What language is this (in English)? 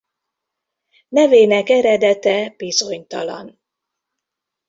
Hungarian